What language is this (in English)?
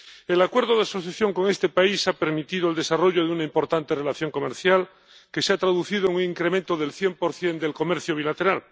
Spanish